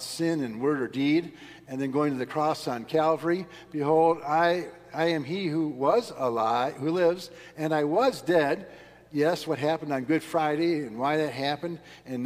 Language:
English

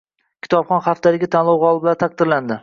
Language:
Uzbek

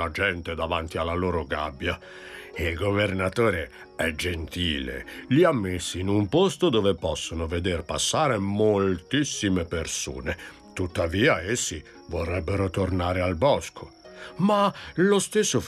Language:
Italian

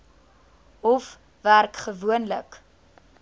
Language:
Afrikaans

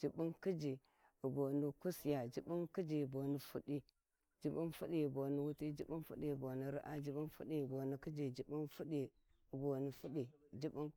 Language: Warji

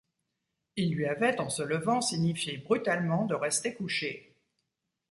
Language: French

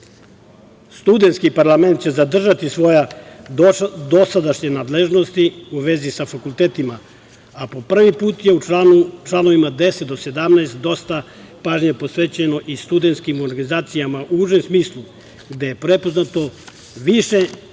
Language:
Serbian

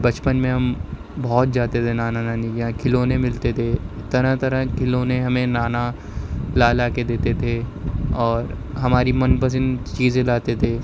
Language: Urdu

